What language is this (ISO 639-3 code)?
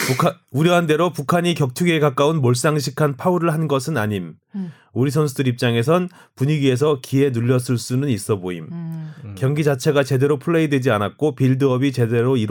kor